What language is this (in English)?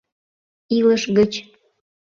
Mari